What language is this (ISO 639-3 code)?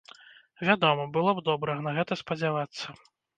bel